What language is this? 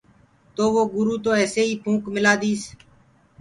Gurgula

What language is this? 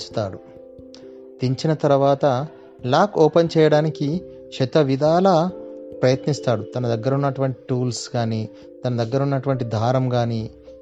Telugu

